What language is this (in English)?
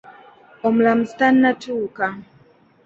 Ganda